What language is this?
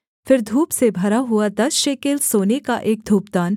Hindi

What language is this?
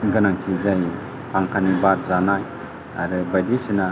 Bodo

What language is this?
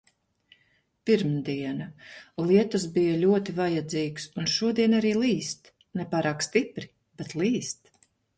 Latvian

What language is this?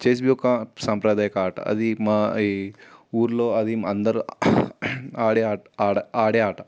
Telugu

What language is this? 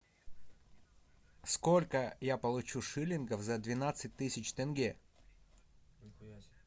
Russian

